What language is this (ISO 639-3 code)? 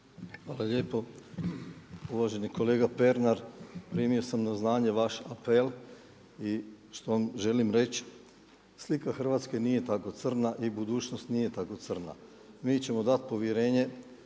hrv